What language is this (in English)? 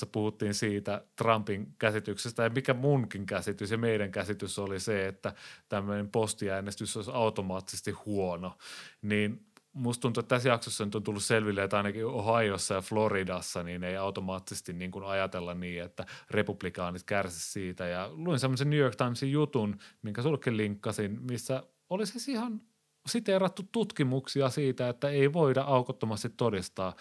Finnish